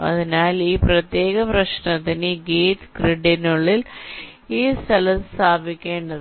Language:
Malayalam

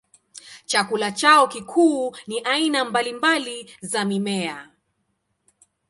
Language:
Swahili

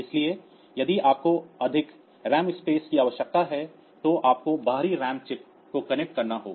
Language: Hindi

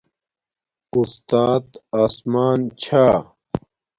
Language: Domaaki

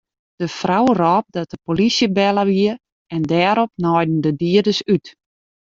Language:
Western Frisian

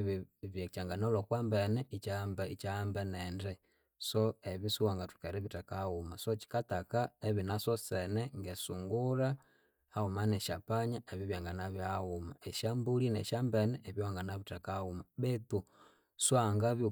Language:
Konzo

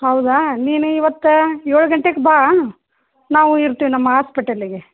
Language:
Kannada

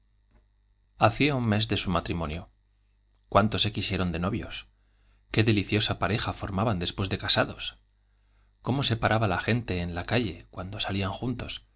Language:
Spanish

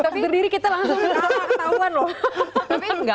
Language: Indonesian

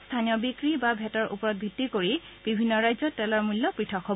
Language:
Assamese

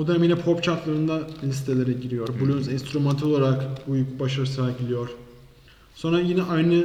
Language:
Turkish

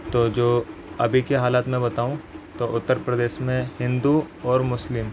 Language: Urdu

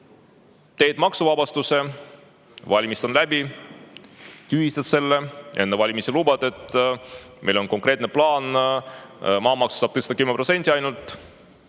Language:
Estonian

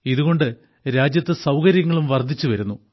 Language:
Malayalam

